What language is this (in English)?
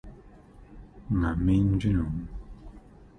Akan